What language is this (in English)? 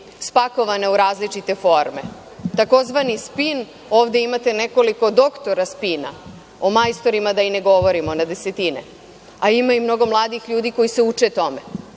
Serbian